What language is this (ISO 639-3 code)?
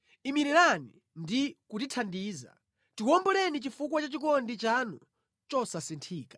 nya